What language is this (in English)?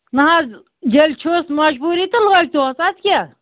Kashmiri